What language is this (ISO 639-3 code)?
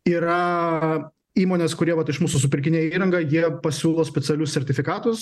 lit